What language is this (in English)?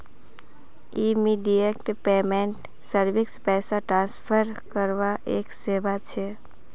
Magahi